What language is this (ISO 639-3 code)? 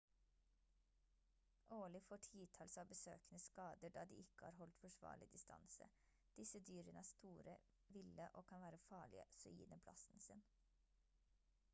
nob